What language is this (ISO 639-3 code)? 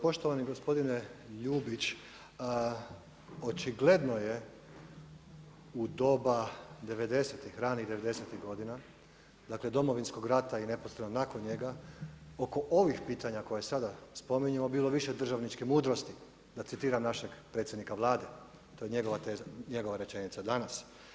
hrv